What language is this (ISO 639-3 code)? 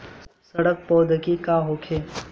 bho